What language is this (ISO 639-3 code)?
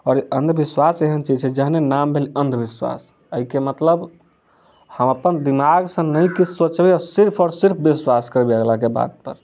mai